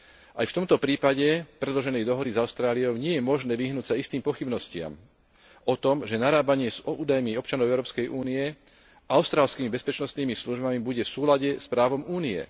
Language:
Slovak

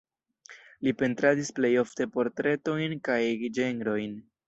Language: Esperanto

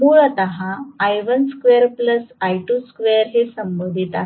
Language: Marathi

